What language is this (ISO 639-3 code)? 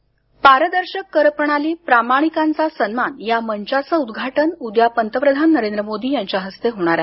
mar